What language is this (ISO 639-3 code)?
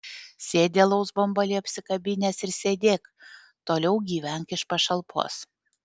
lit